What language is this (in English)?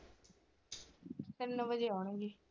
Punjabi